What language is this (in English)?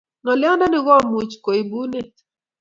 Kalenjin